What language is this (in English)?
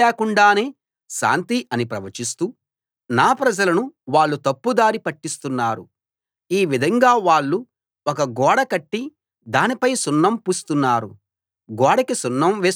Telugu